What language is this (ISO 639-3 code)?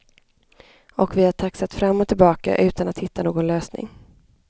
swe